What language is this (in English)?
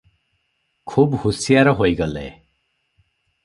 Odia